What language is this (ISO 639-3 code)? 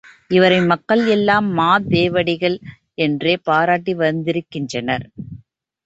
tam